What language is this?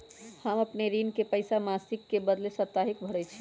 Magahi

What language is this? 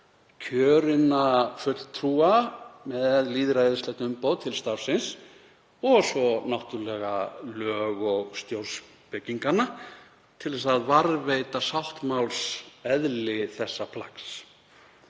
Icelandic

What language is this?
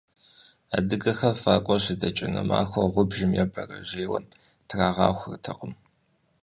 Kabardian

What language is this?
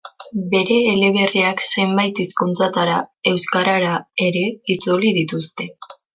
Basque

